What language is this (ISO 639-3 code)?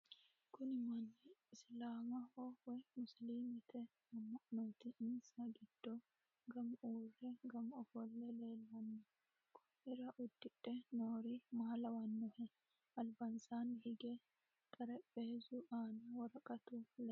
sid